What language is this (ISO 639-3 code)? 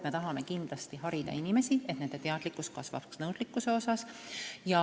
est